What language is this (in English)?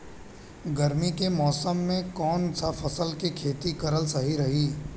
Bhojpuri